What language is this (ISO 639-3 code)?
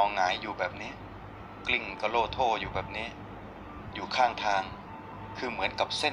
tha